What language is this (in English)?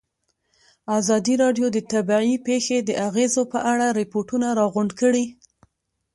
Pashto